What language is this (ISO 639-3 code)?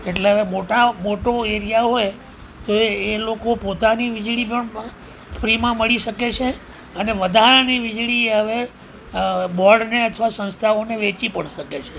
guj